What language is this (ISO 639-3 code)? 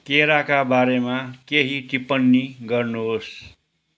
nep